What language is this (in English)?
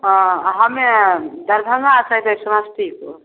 Maithili